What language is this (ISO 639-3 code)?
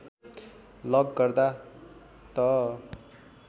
nep